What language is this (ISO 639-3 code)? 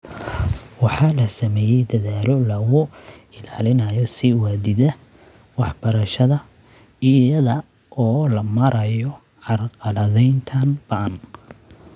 som